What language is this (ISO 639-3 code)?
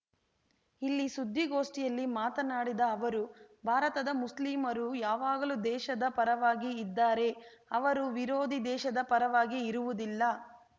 kan